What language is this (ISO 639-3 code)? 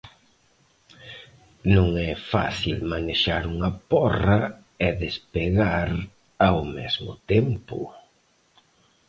glg